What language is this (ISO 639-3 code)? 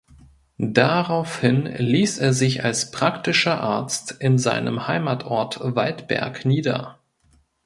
deu